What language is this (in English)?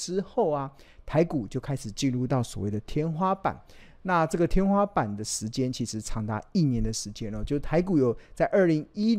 Chinese